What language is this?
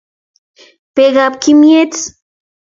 Kalenjin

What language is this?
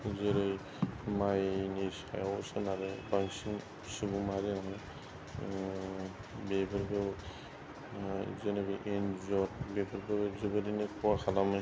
Bodo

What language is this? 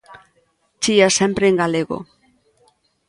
Galician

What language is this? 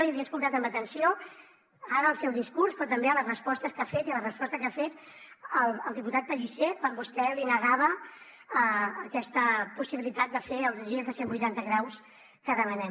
Catalan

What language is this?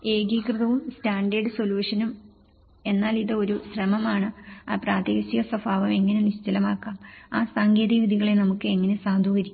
Malayalam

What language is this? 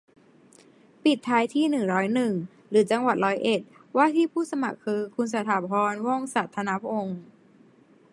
Thai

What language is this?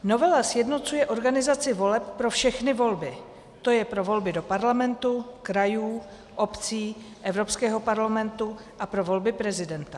Czech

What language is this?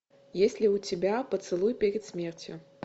Russian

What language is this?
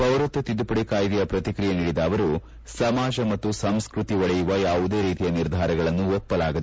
Kannada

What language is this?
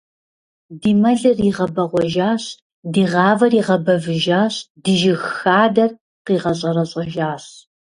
Kabardian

